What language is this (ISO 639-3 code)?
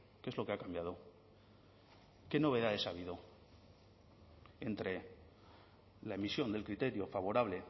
spa